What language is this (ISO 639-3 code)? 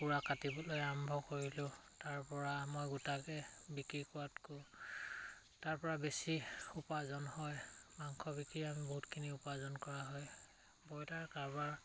asm